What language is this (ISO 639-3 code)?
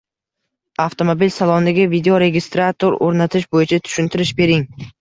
uzb